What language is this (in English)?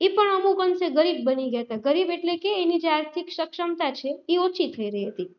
Gujarati